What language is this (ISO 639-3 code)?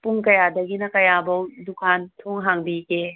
mni